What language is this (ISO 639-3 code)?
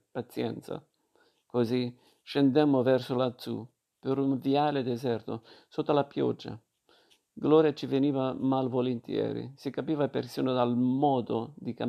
ita